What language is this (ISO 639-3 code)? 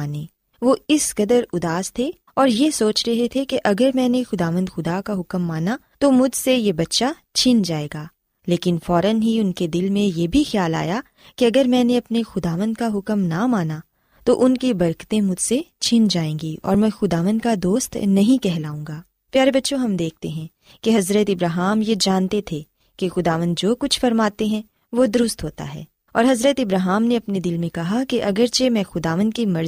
urd